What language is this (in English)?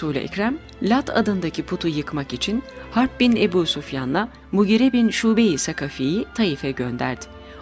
Turkish